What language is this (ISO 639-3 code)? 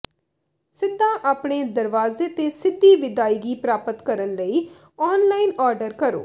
pan